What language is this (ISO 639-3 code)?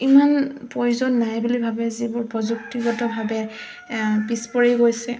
asm